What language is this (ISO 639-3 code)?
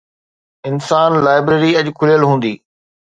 snd